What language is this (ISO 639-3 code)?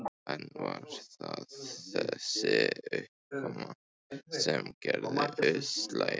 isl